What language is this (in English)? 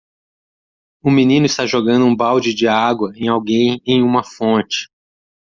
Portuguese